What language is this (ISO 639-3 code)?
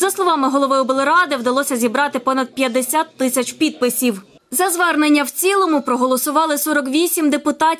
ukr